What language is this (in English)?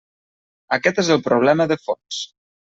Catalan